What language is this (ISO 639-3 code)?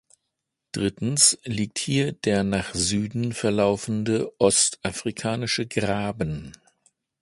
deu